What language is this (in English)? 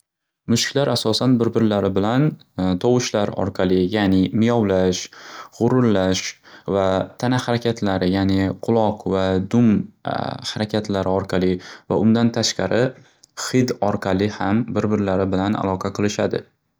Uzbek